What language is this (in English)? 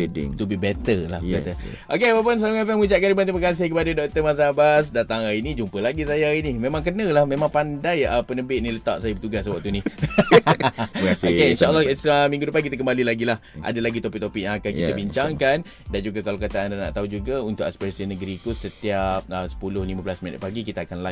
Malay